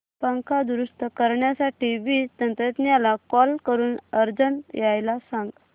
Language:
Marathi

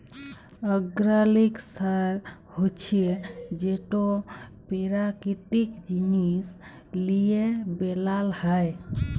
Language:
Bangla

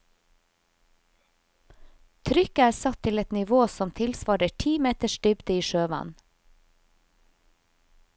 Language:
Norwegian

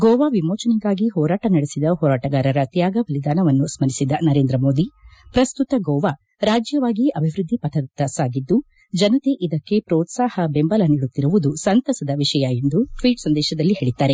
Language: Kannada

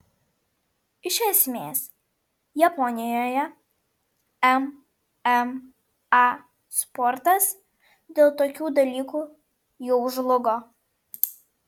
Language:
Lithuanian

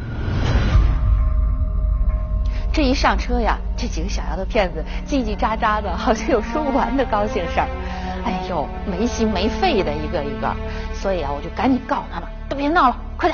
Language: Chinese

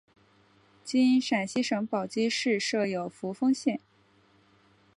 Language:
Chinese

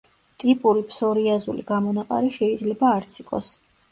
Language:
Georgian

